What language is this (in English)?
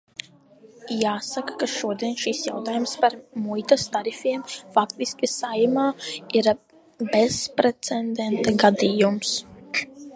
Latvian